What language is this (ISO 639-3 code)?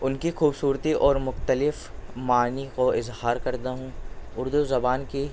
urd